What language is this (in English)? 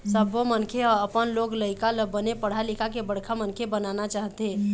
Chhattisgarhi